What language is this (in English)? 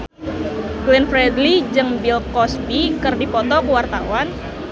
Sundanese